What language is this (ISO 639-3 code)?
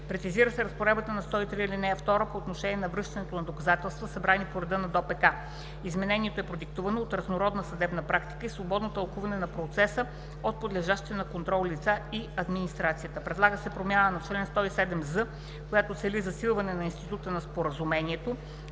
bul